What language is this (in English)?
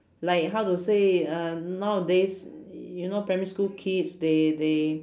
English